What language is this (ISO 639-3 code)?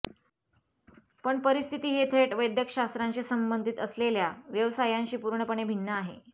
mar